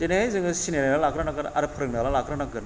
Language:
Bodo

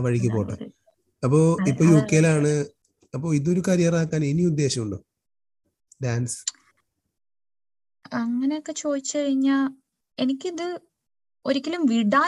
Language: Malayalam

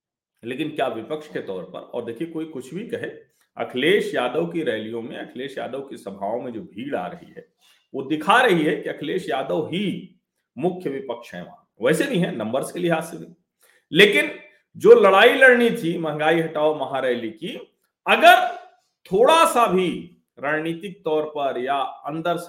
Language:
Hindi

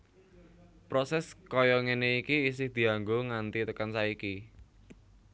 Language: Javanese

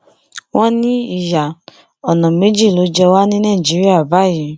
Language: Yoruba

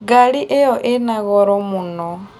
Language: Kikuyu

